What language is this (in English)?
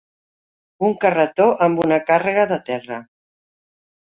Catalan